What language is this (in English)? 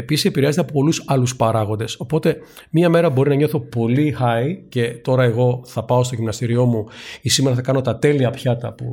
Greek